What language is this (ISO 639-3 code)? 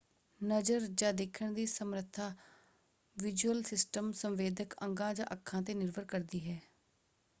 pan